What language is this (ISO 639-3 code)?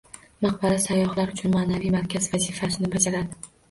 uzb